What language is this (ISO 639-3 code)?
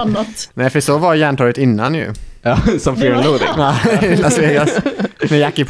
swe